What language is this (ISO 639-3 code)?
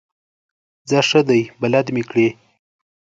pus